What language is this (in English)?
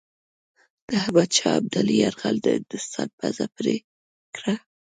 Pashto